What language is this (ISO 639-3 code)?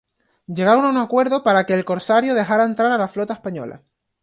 spa